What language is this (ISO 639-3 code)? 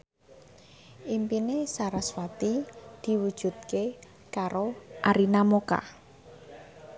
jav